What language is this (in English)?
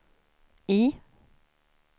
Swedish